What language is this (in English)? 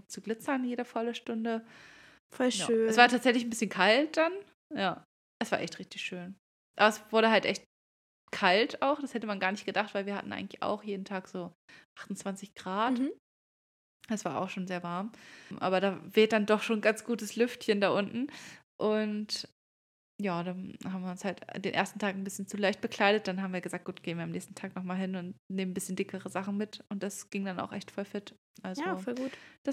German